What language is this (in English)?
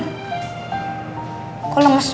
Indonesian